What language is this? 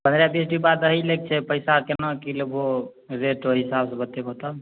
Maithili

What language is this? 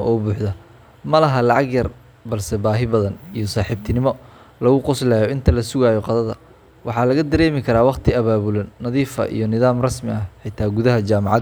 Somali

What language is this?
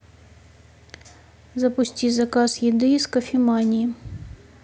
Russian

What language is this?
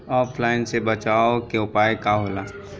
Bhojpuri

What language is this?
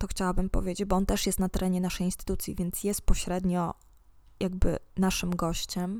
Polish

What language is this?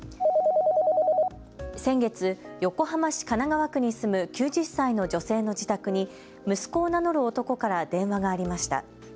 Japanese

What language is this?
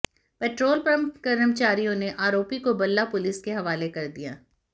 Hindi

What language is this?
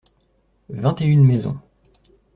French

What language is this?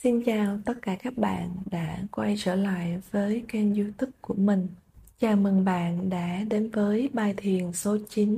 Vietnamese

